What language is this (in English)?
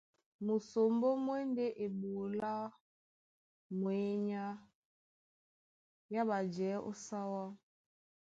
Duala